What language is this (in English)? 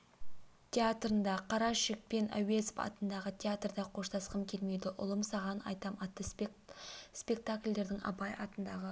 Kazakh